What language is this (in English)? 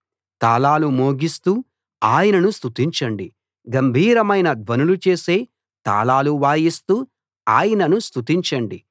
Telugu